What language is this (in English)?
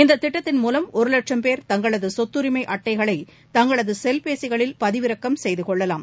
Tamil